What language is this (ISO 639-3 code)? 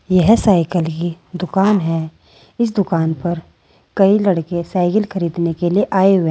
hin